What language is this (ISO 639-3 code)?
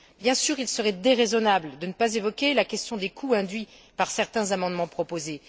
fra